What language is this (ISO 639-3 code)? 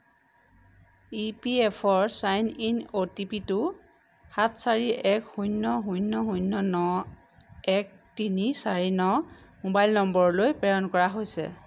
asm